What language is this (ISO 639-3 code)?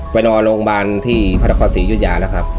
tha